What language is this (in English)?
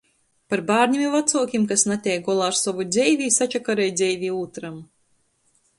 Latgalian